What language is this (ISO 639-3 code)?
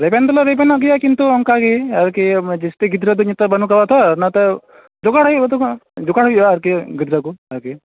sat